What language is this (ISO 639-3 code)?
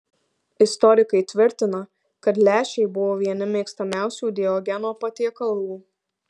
lit